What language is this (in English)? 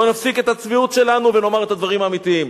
Hebrew